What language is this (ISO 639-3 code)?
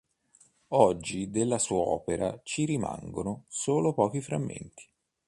ita